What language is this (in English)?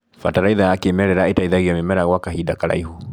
Kikuyu